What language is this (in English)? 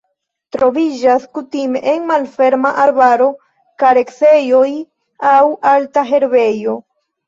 Esperanto